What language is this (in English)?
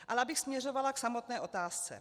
Czech